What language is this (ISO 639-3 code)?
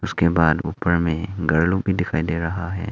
hin